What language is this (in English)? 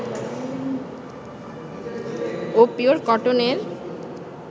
Bangla